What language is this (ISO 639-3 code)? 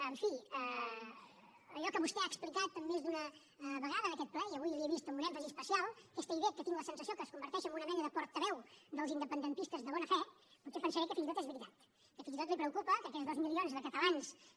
cat